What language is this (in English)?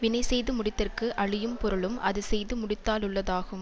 Tamil